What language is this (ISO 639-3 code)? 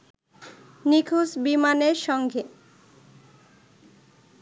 ben